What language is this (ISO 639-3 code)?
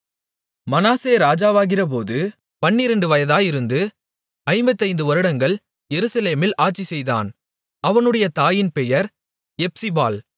tam